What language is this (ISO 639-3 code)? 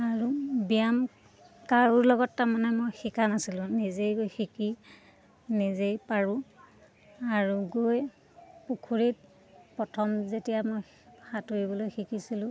asm